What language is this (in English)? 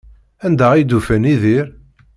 Kabyle